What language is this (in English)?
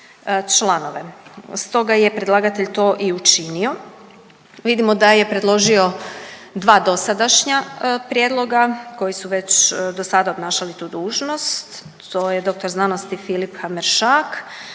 Croatian